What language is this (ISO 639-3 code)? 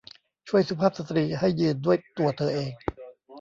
tha